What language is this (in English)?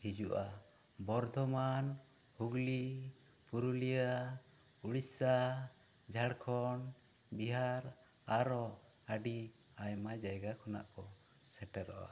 Santali